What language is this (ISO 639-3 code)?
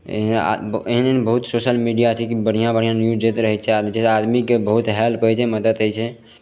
mai